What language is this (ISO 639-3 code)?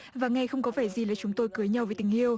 vie